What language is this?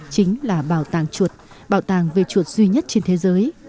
Vietnamese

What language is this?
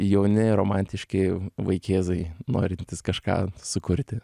Lithuanian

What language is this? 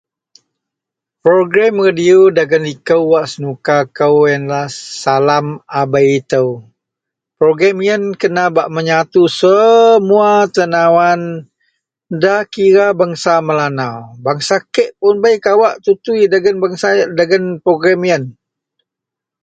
Central Melanau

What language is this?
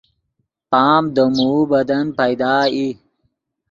Yidgha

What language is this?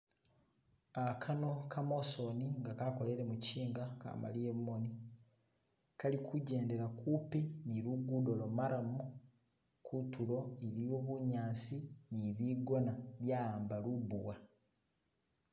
Masaaba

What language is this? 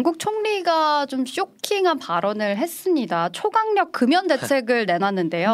Korean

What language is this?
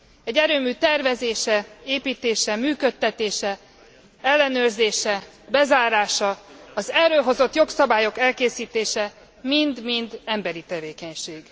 Hungarian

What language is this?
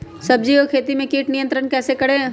Magahi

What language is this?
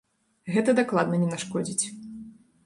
Belarusian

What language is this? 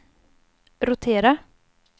Swedish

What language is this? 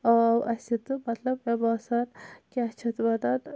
Kashmiri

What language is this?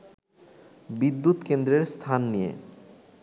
Bangla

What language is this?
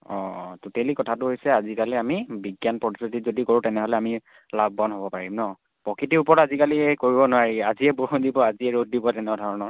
Assamese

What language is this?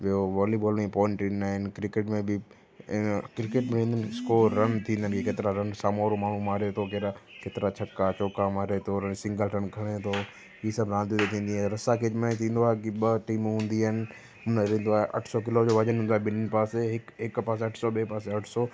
Sindhi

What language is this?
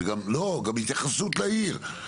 Hebrew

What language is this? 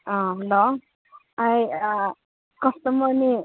Manipuri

